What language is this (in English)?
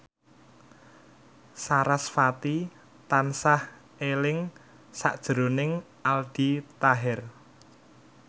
Javanese